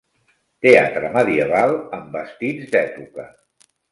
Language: Catalan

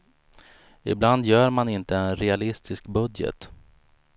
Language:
Swedish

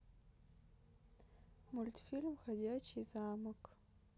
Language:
Russian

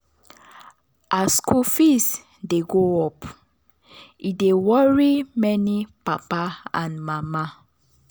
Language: Nigerian Pidgin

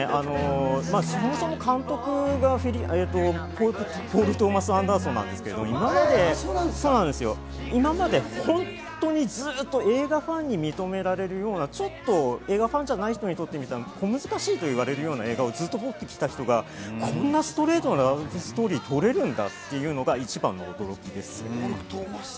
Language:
Japanese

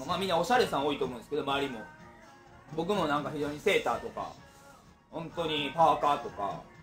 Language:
Japanese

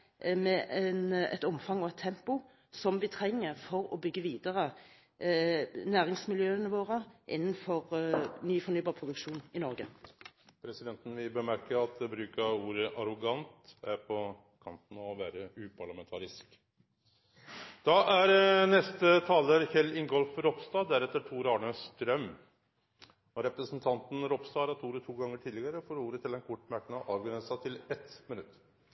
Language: Norwegian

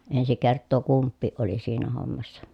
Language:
Finnish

